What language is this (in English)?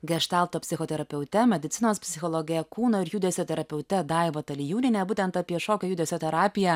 Lithuanian